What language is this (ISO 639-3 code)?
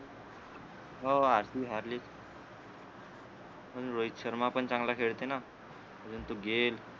mar